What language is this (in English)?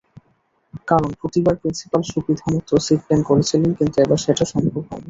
Bangla